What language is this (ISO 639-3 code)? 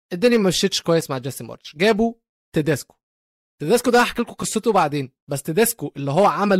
ara